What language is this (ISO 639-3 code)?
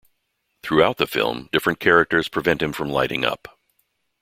eng